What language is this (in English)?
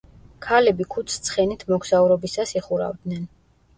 Georgian